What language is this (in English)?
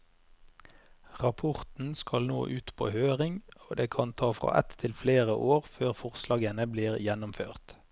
Norwegian